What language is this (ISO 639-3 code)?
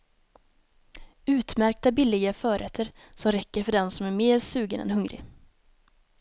swe